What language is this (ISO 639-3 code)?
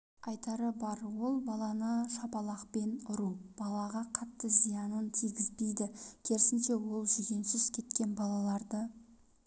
kaz